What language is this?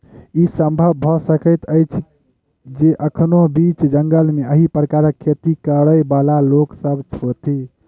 Maithili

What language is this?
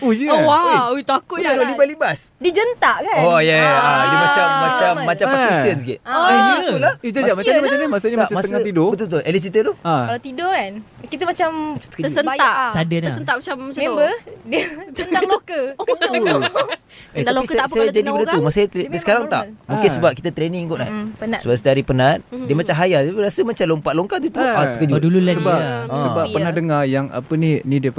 Malay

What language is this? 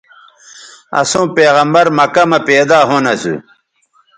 Bateri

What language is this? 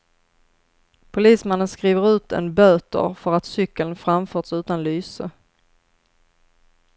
Swedish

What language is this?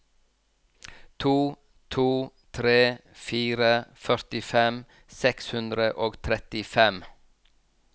Norwegian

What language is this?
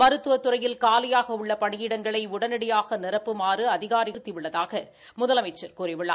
Tamil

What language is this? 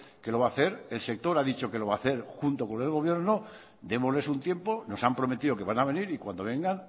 Spanish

